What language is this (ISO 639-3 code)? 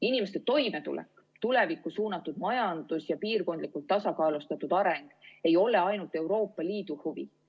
est